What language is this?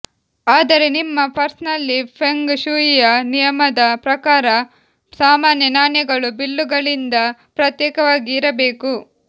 Kannada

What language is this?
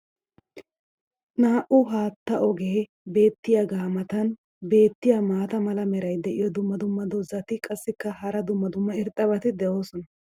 Wolaytta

